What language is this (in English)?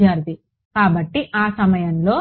Telugu